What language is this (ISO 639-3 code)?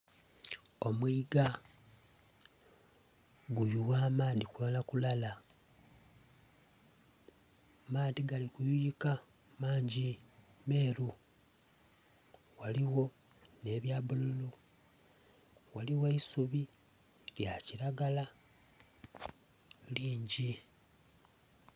xog